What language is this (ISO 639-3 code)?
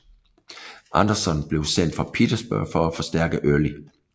dan